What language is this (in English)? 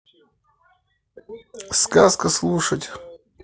Russian